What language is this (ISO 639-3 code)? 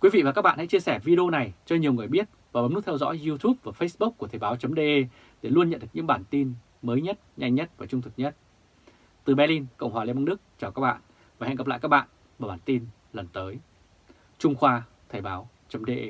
vie